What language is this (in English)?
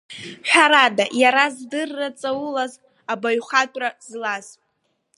Abkhazian